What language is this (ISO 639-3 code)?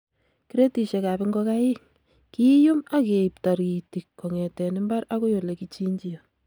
kln